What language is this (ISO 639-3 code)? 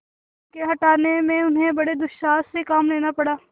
hin